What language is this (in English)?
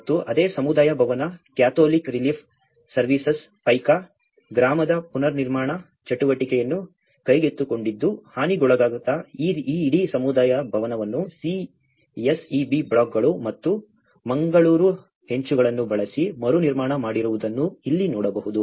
Kannada